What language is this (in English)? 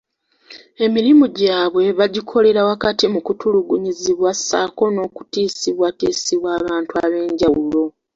Ganda